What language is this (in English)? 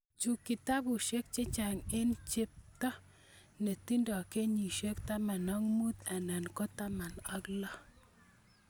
Kalenjin